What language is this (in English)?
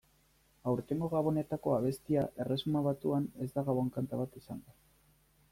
Basque